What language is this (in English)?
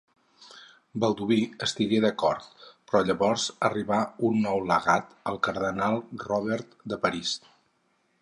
Catalan